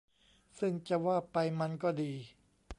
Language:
Thai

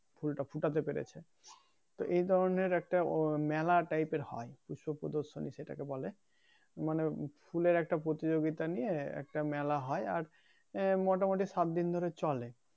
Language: Bangla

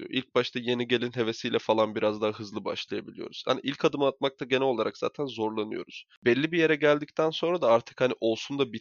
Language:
Turkish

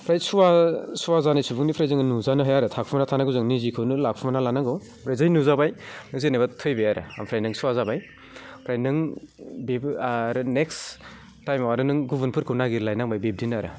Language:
Bodo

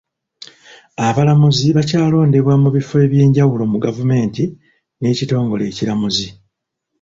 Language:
Ganda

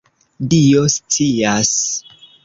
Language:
Esperanto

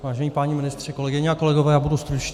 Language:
Czech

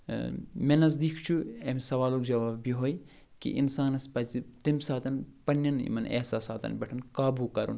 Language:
Kashmiri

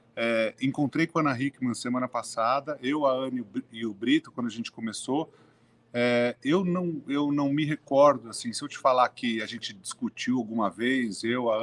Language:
Portuguese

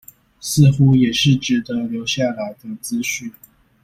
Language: Chinese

